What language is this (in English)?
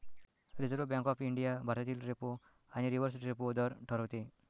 Marathi